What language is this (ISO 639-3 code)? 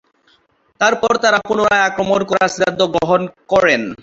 ben